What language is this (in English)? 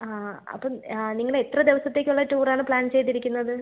Malayalam